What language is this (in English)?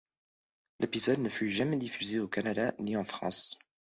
French